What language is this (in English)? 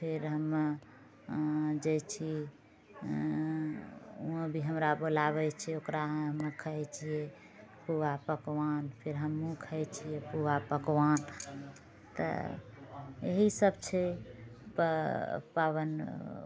Maithili